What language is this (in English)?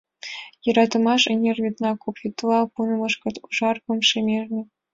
Mari